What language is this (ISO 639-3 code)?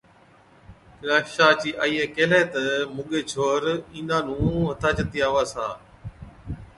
odk